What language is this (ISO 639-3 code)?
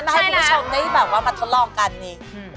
tha